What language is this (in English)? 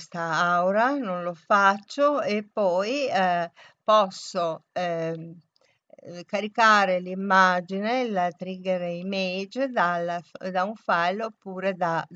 Italian